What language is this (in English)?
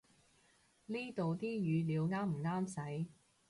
Cantonese